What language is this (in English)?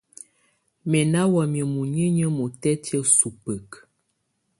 Tunen